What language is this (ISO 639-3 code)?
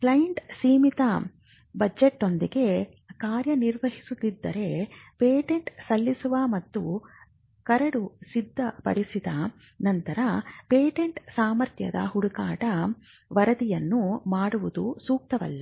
kan